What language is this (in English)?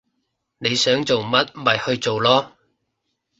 Cantonese